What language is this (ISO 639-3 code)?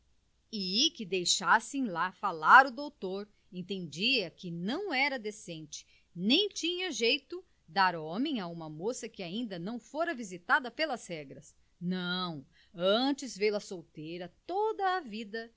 por